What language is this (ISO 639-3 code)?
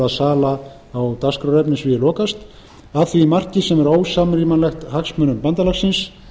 isl